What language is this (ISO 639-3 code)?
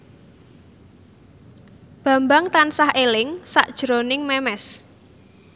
jav